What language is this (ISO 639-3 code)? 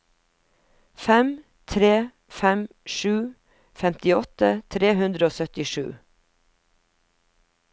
nor